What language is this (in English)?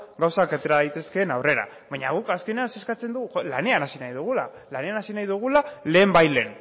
Basque